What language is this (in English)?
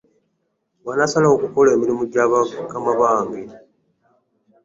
Ganda